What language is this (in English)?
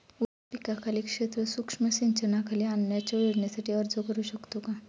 Marathi